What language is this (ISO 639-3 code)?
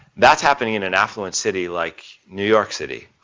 eng